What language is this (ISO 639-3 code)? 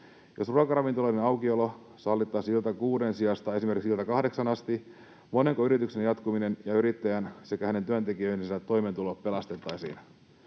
fin